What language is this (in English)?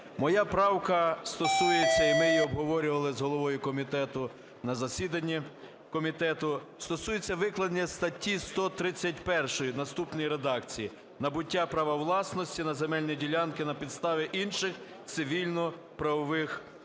Ukrainian